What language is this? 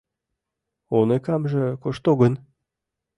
Mari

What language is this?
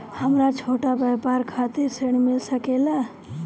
Bhojpuri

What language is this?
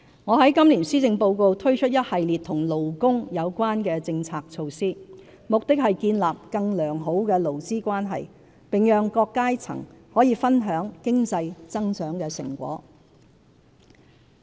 Cantonese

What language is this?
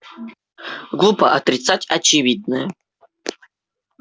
Russian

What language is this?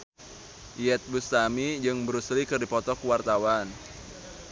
Sundanese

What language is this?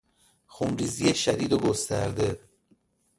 Persian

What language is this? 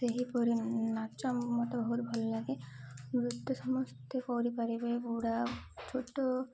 Odia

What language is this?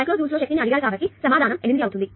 Telugu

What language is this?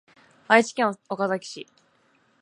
Japanese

